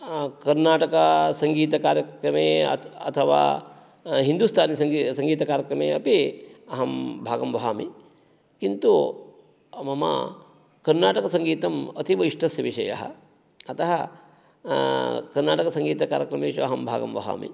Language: Sanskrit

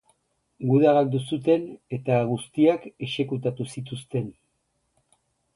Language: Basque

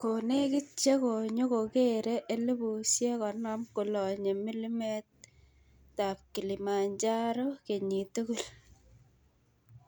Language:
Kalenjin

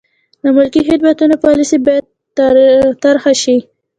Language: Pashto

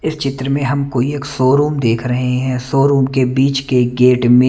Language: Hindi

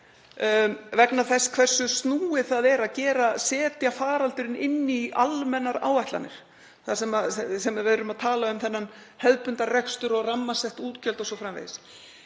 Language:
Icelandic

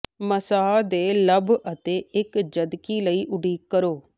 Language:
Punjabi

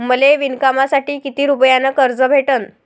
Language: Marathi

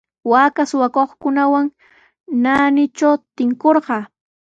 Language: Sihuas Ancash Quechua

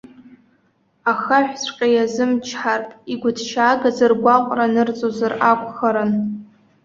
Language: Abkhazian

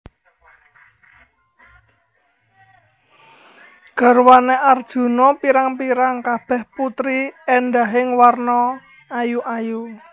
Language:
Javanese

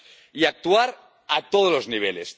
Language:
Spanish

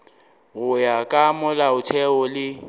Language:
Northern Sotho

